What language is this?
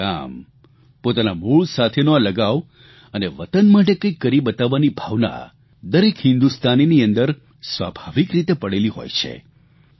Gujarati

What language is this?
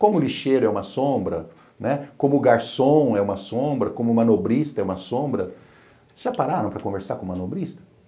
Portuguese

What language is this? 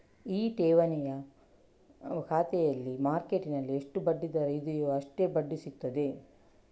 Kannada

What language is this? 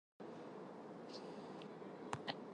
Armenian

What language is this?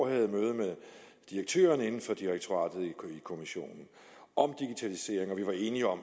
Danish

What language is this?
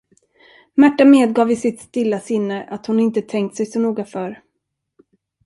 Swedish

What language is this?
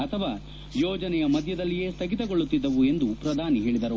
Kannada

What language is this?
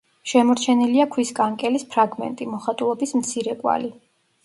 Georgian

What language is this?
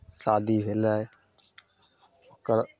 Maithili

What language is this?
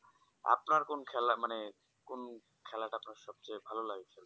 Bangla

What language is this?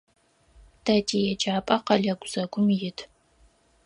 Adyghe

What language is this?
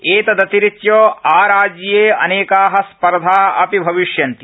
Sanskrit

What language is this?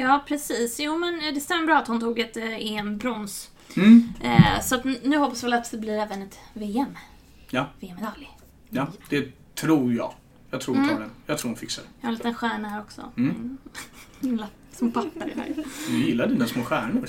Swedish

